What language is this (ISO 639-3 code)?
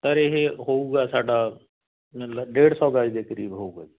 pan